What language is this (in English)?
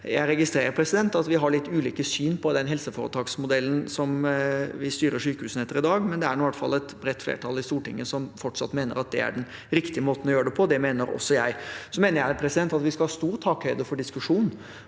Norwegian